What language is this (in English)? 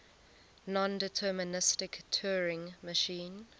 English